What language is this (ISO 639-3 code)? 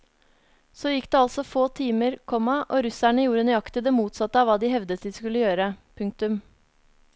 nor